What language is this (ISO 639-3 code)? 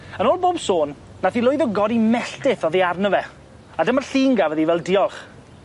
cym